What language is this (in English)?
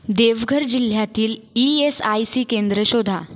Marathi